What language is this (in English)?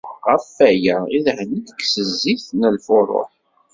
Kabyle